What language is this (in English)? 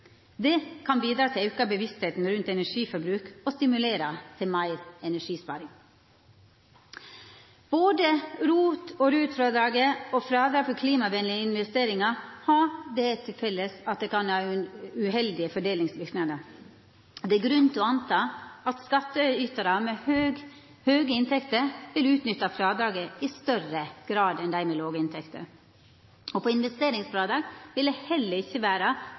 Norwegian Nynorsk